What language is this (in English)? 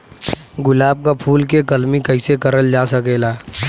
Bhojpuri